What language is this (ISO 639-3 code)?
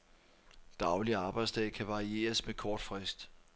dan